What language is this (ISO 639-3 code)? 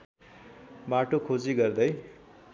nep